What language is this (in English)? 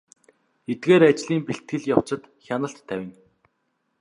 Mongolian